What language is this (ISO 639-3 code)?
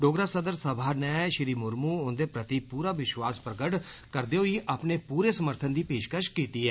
doi